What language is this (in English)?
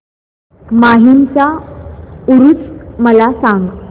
Marathi